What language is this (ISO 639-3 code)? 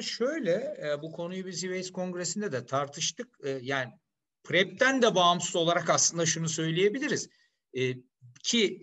tur